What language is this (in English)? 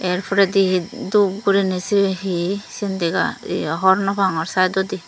Chakma